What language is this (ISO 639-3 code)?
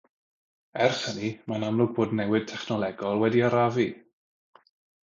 cym